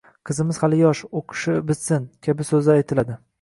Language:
Uzbek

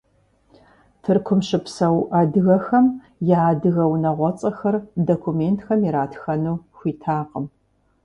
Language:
Kabardian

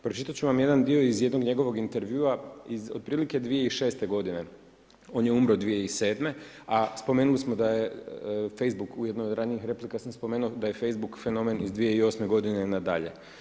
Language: Croatian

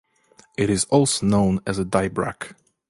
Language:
English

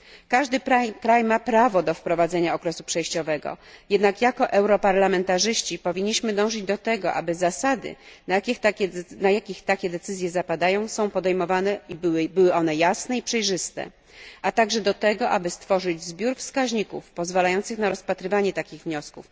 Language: Polish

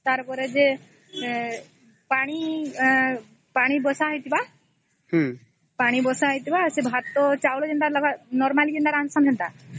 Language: Odia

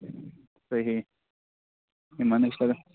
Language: Kashmiri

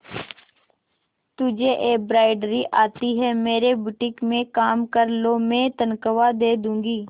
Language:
Hindi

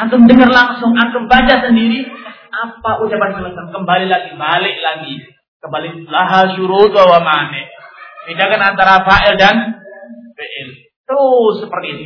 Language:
Malay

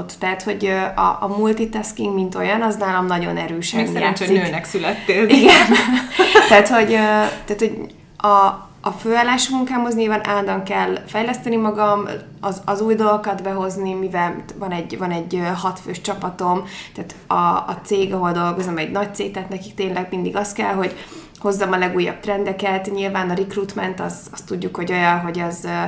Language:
Hungarian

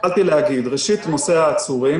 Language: Hebrew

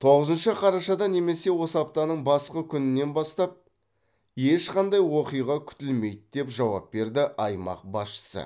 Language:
Kazakh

